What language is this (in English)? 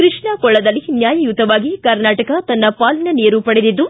Kannada